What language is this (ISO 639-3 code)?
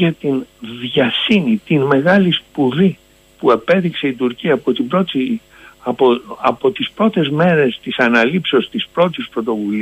ell